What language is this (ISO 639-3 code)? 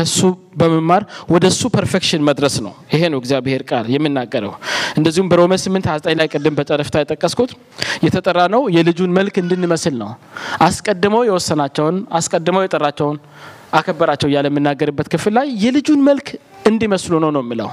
amh